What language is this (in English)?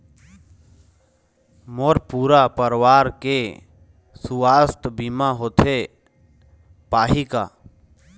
Chhattisgarhi